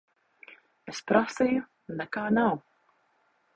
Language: Latvian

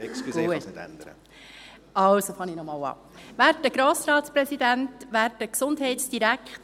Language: Swiss German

